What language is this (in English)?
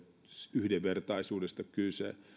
Finnish